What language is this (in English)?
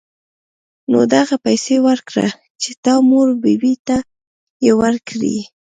Pashto